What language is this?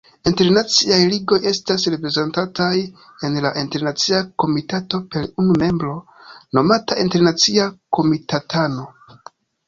Esperanto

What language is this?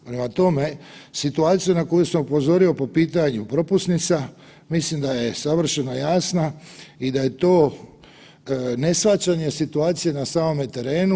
Croatian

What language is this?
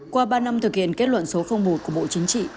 Vietnamese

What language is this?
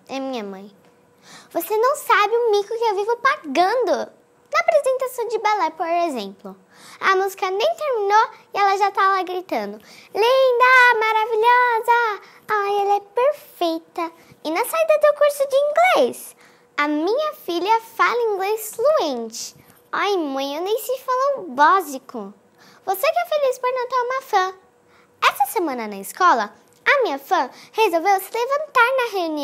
Portuguese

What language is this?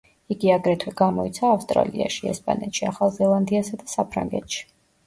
Georgian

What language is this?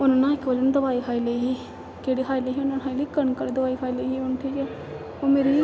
Dogri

